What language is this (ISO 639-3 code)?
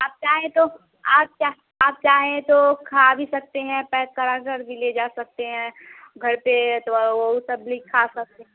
hin